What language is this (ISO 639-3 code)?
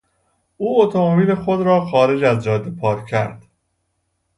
fas